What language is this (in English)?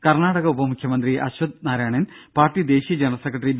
Malayalam